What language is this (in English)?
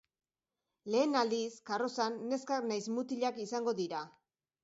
Basque